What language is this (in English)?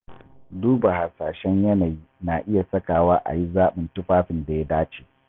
Hausa